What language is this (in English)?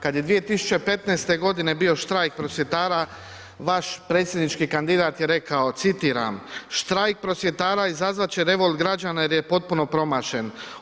Croatian